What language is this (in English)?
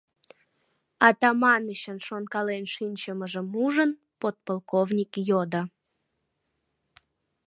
Mari